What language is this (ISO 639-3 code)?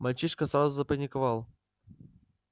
rus